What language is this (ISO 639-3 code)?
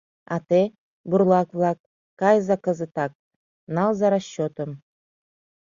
chm